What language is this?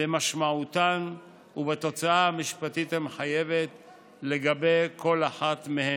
Hebrew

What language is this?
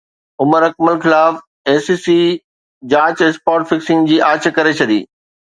Sindhi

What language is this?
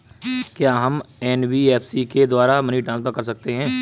Hindi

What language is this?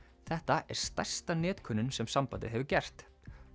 Icelandic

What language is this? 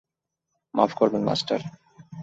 Bangla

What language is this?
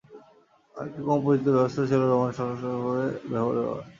Bangla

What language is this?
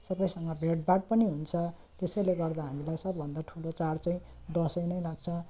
Nepali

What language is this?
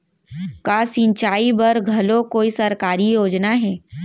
Chhattisgarhi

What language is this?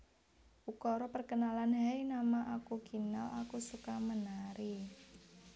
Javanese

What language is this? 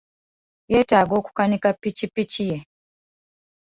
Ganda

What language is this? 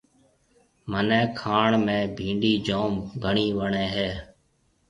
Marwari (Pakistan)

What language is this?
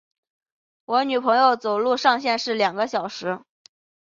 Chinese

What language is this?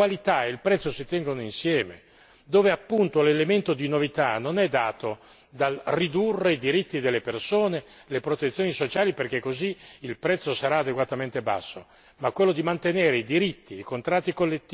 Italian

